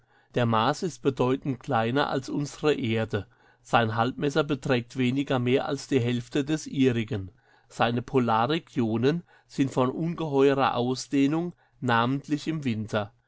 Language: German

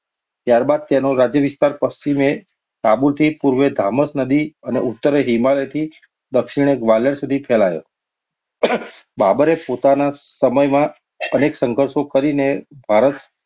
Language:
Gujarati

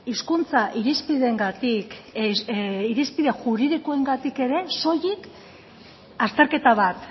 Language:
Basque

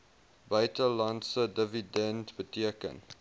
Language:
Afrikaans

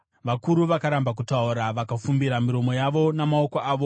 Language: Shona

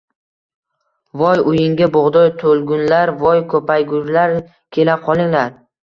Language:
Uzbek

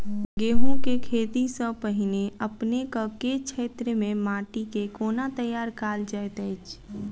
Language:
Maithili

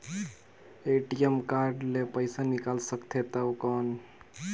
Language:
Chhattisgarhi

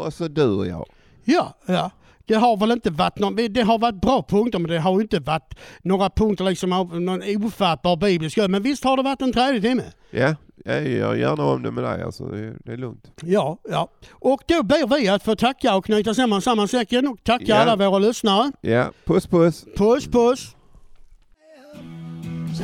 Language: Swedish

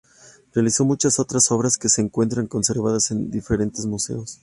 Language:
Spanish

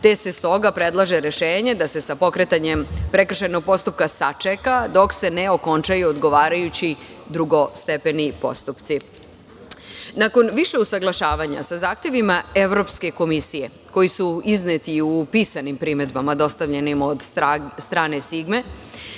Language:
Serbian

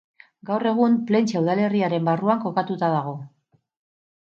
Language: Basque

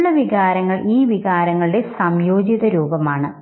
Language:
Malayalam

